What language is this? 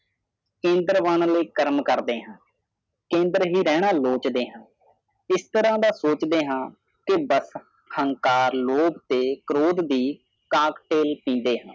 Punjabi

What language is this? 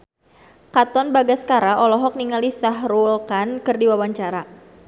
Sundanese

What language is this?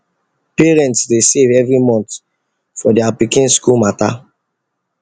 Nigerian Pidgin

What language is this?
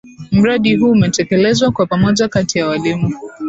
Swahili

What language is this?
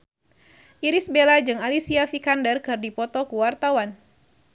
Sundanese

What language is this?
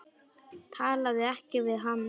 Icelandic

